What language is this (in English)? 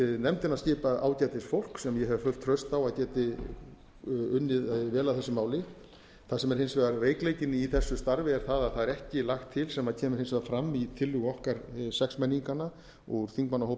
Icelandic